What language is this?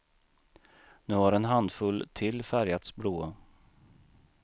Swedish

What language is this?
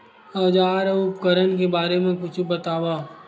Chhattisgarhi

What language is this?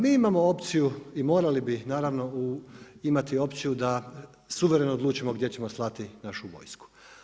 Croatian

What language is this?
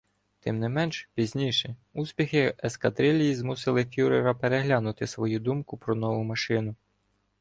Ukrainian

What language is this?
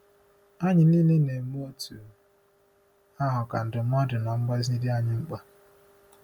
Igbo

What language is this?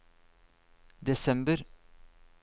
Norwegian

